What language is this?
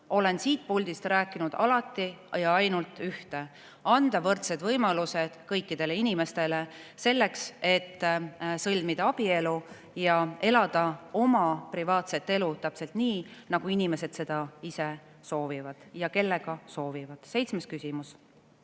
Estonian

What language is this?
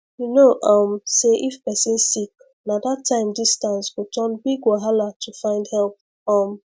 Nigerian Pidgin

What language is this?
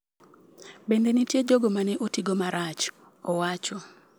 Luo (Kenya and Tanzania)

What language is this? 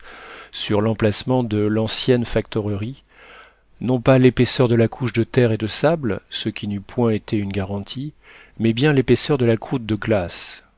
French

